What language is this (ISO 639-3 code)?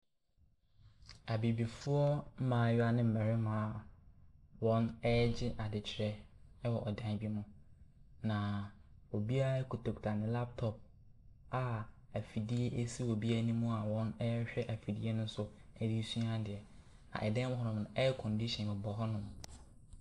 aka